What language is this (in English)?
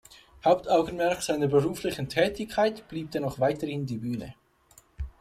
German